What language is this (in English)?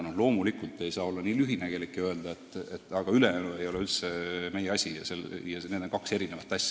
Estonian